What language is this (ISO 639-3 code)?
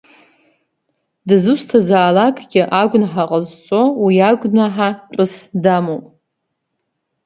abk